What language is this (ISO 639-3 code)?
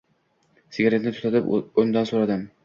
uzb